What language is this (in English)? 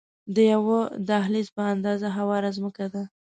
Pashto